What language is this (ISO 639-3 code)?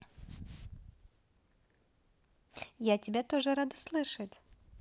rus